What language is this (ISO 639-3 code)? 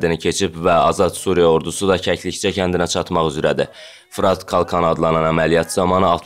tur